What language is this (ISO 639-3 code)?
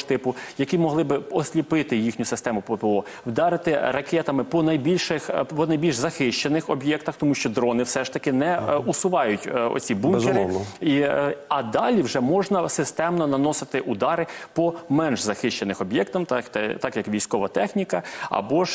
ukr